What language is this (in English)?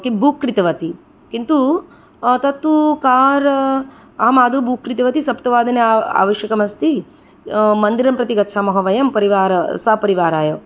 Sanskrit